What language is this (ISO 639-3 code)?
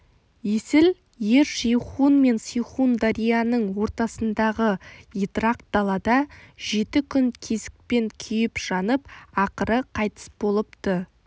kaz